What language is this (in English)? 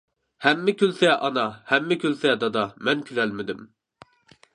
Uyghur